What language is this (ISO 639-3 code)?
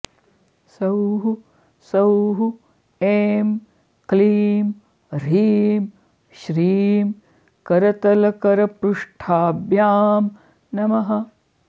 san